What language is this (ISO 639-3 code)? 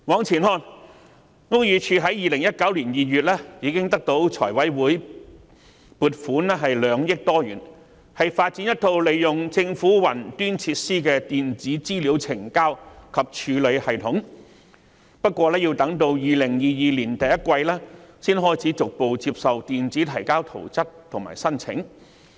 yue